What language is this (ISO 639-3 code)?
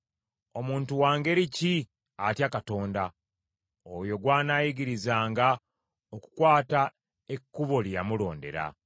lug